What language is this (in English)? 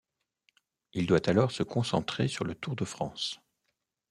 French